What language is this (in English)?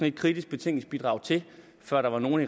Danish